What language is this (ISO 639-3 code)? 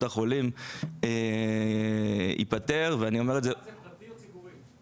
heb